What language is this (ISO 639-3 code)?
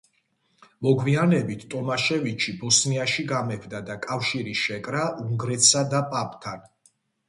kat